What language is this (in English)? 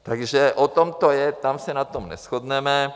Czech